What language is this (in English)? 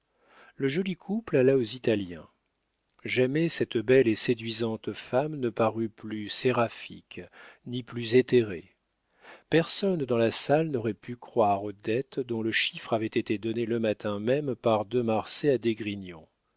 French